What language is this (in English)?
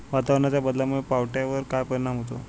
Marathi